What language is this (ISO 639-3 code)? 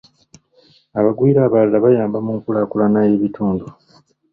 lug